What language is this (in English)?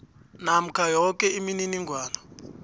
South Ndebele